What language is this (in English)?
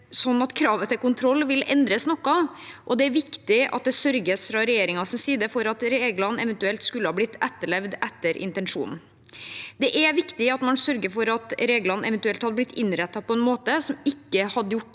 Norwegian